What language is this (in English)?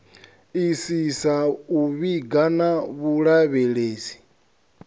Venda